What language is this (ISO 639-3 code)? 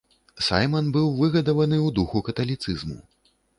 bel